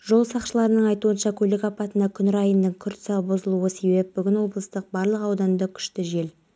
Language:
Kazakh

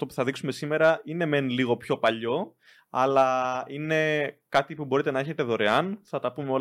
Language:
Greek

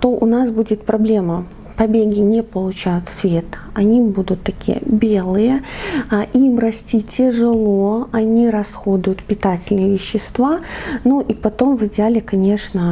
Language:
Russian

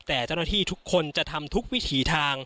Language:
Thai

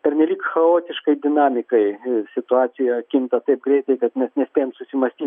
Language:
Lithuanian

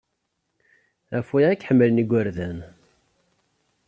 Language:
Kabyle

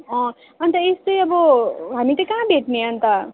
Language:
Nepali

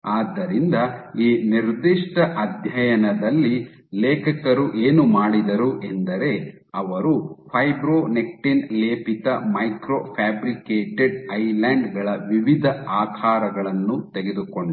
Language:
Kannada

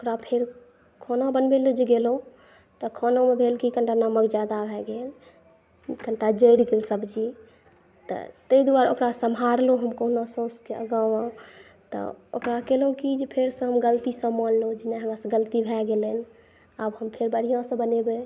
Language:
Maithili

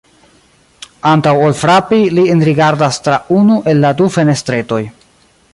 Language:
Esperanto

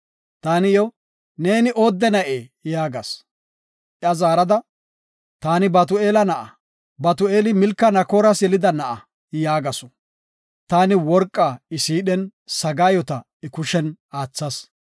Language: Gofa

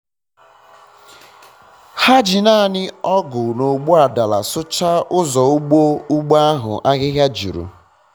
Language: Igbo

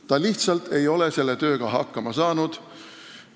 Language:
Estonian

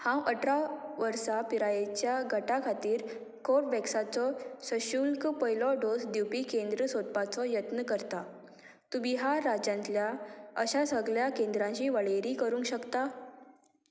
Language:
Konkani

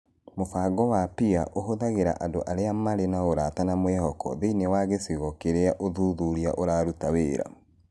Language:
Kikuyu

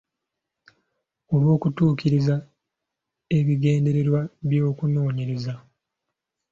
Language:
Ganda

